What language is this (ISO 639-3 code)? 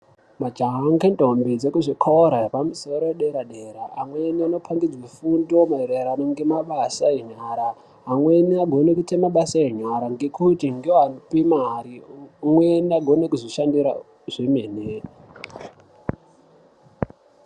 ndc